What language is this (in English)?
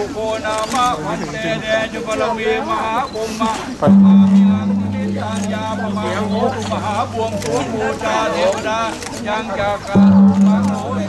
Thai